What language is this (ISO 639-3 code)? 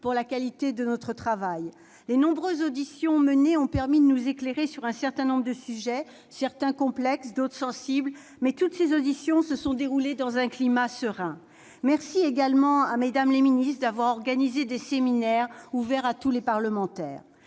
fra